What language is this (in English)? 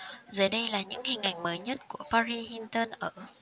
Vietnamese